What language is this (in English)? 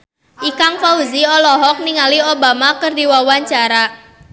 Sundanese